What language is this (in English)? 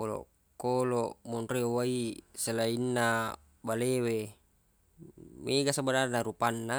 Buginese